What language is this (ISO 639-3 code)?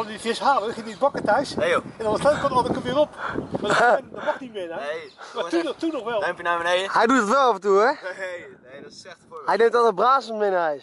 nld